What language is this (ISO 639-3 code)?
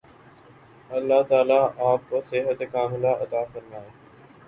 urd